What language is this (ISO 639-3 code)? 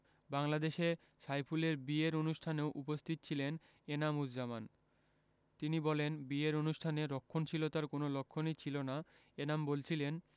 ben